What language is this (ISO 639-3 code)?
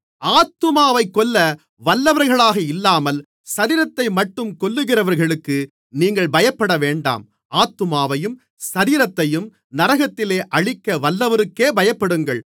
tam